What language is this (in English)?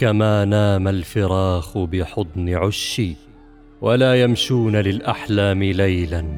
Arabic